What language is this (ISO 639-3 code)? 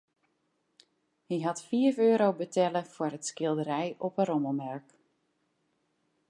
fry